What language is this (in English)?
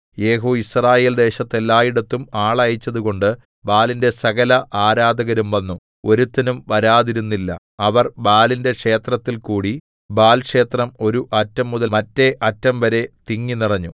Malayalam